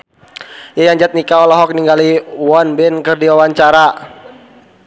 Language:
Sundanese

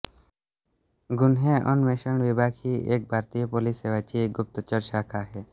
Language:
Marathi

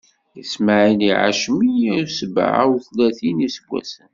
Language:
Kabyle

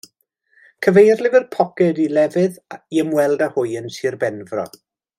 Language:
Welsh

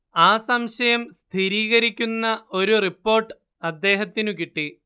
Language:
Malayalam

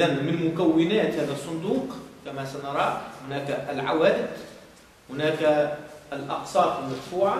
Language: Arabic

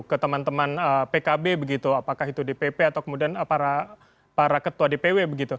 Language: Indonesian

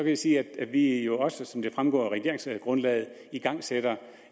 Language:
Danish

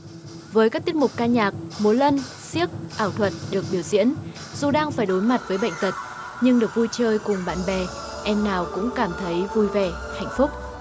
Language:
Vietnamese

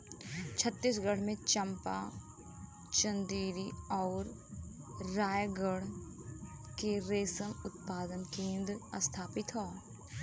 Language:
Bhojpuri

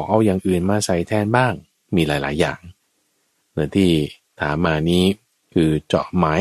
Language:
Thai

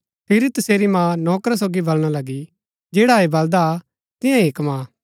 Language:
Gaddi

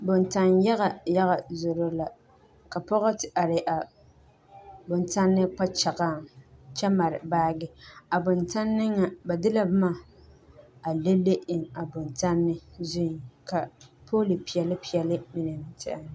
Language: Southern Dagaare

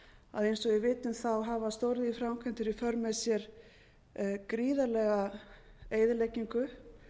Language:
Icelandic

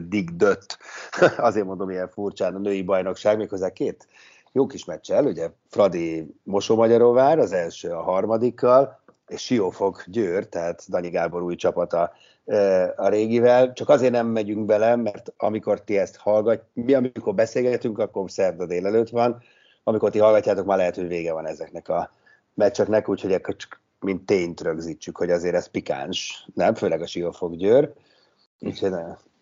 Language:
Hungarian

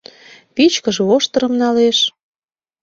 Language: Mari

